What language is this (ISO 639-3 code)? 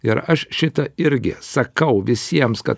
lit